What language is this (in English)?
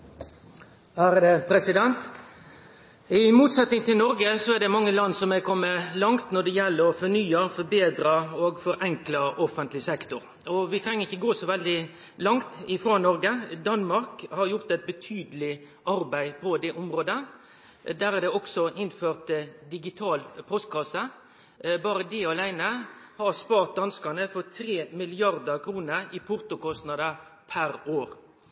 Norwegian Nynorsk